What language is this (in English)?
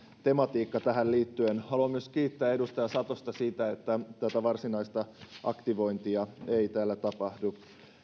Finnish